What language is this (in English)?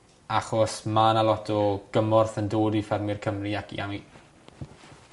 Welsh